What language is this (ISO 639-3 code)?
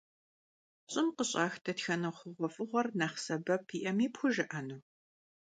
kbd